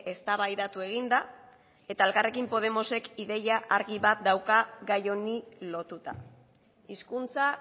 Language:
Basque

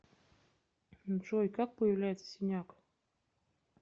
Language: Russian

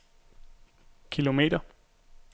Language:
Danish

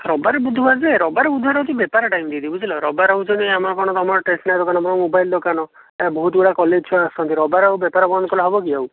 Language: Odia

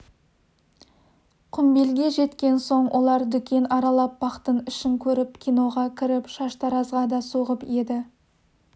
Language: Kazakh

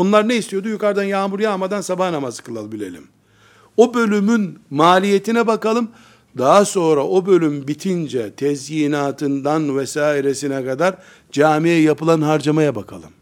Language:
Turkish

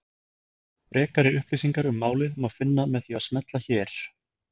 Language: Icelandic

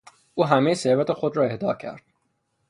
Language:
Persian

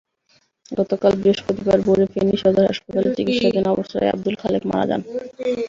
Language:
Bangla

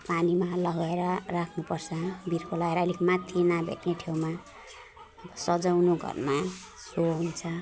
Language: Nepali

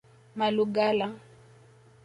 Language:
Swahili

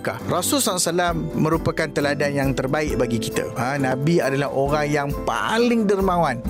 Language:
Malay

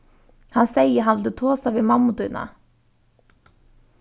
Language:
Faroese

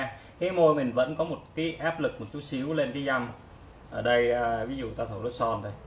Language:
Vietnamese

